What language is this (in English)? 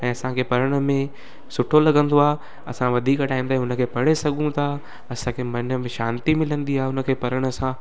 Sindhi